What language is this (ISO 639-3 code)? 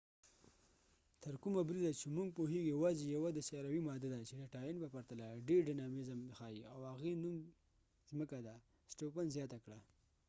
pus